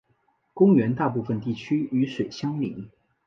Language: Chinese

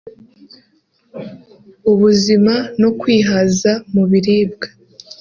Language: Kinyarwanda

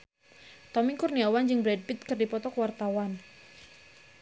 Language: Sundanese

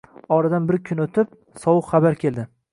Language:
Uzbek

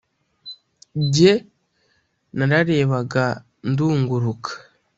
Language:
Kinyarwanda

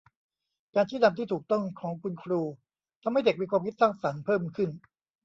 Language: Thai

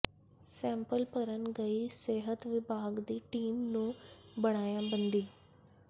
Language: Punjabi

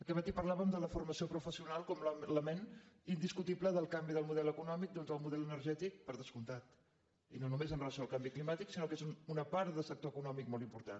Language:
Catalan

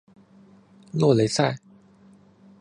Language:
Chinese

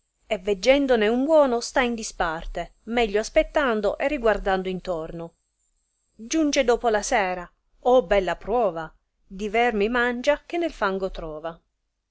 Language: Italian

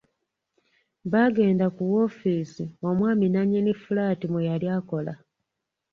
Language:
Ganda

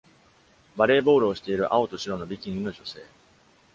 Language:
Japanese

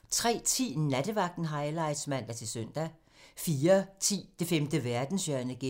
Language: Danish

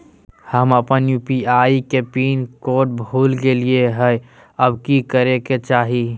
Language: Magahi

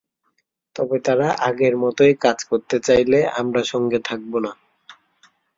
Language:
Bangla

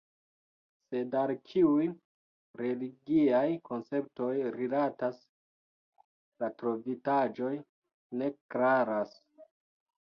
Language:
Esperanto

